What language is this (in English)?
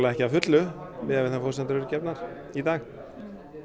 Icelandic